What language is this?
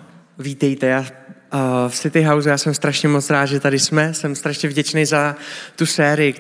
Czech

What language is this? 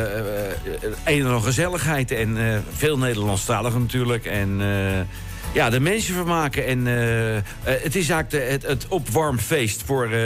Dutch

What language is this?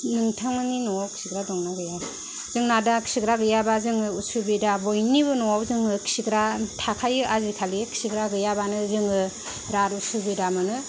Bodo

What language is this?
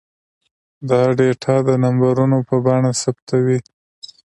Pashto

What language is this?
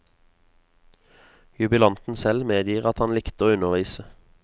Norwegian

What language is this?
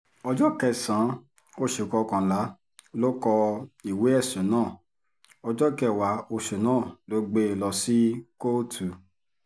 Yoruba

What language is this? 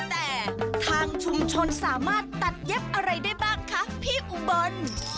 Thai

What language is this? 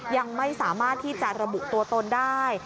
Thai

